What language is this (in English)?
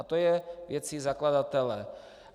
Czech